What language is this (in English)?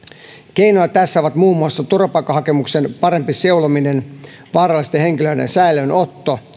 Finnish